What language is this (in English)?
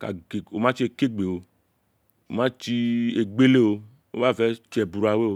Isekiri